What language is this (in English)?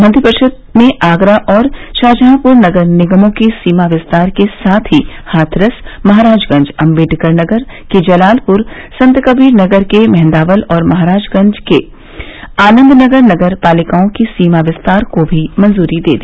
Hindi